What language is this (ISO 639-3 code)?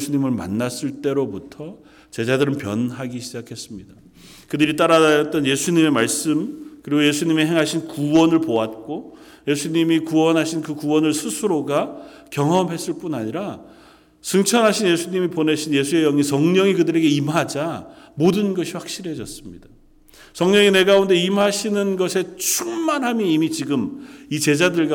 kor